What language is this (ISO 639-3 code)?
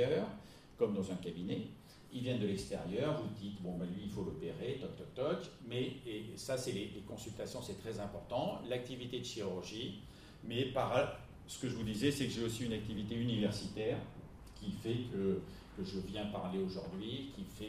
fra